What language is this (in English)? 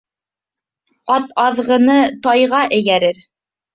Bashkir